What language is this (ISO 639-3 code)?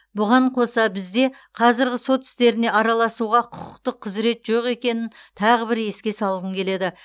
kaz